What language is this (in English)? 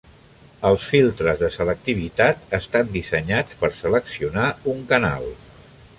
Catalan